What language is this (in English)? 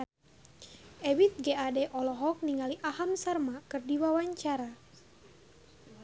Sundanese